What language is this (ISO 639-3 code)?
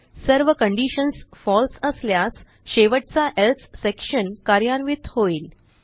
mar